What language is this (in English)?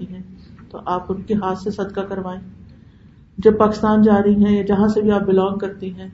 Urdu